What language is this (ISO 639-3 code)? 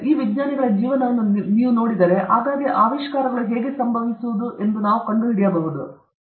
kan